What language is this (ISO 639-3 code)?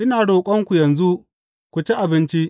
hau